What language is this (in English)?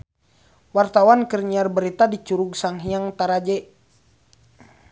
Sundanese